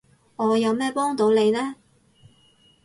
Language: Cantonese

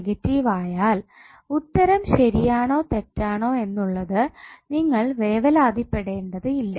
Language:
Malayalam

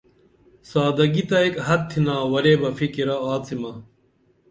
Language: Dameli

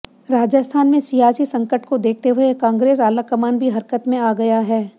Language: Hindi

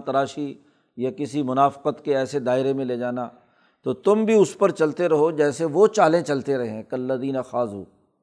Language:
Urdu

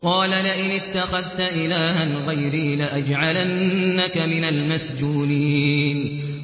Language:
Arabic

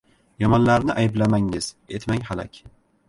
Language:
Uzbek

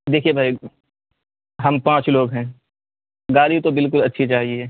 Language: Urdu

